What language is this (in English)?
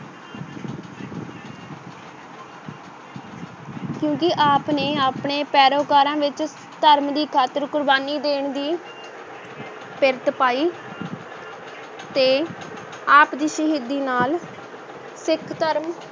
Punjabi